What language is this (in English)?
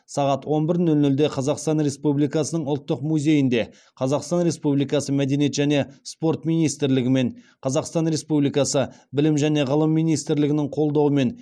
Kazakh